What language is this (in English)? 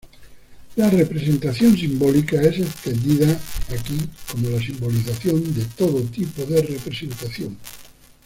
Spanish